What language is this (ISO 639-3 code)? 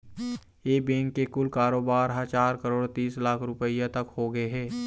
hne